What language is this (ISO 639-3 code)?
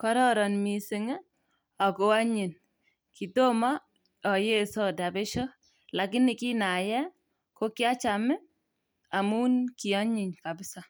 kln